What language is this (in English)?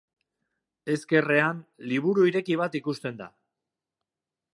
Basque